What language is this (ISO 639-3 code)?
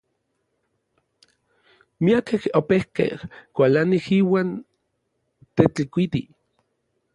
nlv